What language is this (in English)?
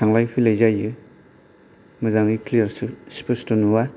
Bodo